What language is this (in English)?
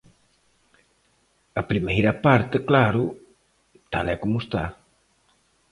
Galician